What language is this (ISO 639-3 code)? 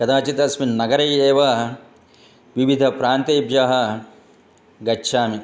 san